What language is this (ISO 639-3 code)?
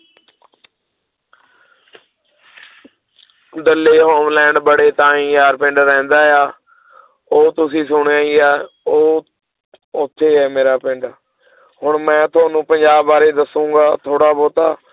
pan